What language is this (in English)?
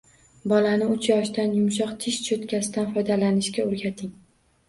Uzbek